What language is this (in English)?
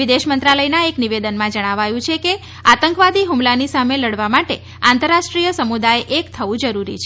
Gujarati